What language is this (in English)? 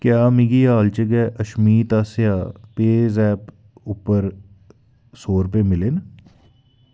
Dogri